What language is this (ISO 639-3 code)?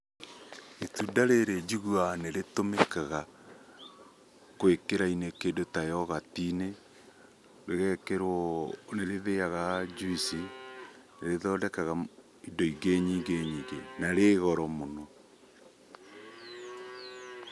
kik